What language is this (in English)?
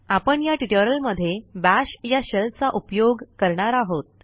Marathi